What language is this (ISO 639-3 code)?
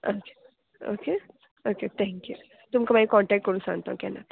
kok